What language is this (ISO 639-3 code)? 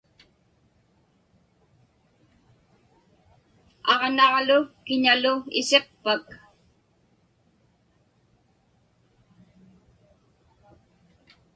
ipk